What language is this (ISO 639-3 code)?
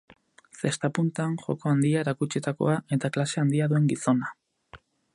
eus